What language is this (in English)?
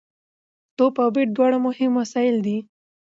Pashto